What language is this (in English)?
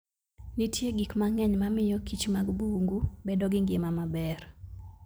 Luo (Kenya and Tanzania)